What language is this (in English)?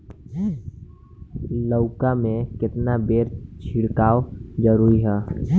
Bhojpuri